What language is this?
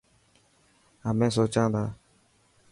Dhatki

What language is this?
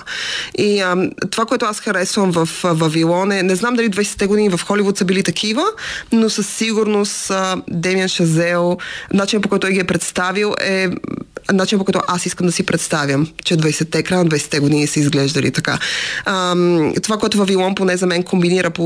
Bulgarian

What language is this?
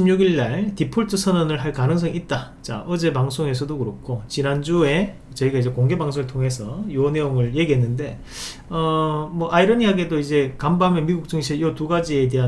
Korean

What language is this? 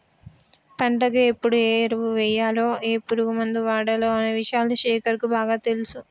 Telugu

